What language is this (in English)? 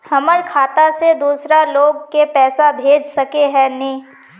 Magahi